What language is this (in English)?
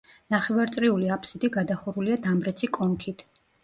Georgian